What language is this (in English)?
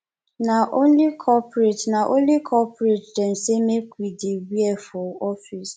Nigerian Pidgin